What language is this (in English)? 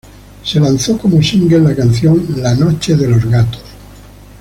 Spanish